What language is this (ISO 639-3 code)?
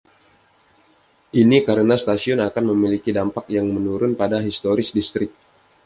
ind